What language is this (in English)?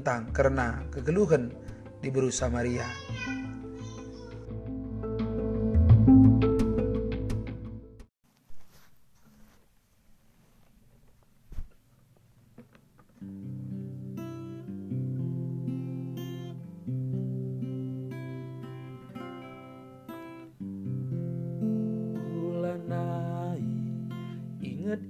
Malay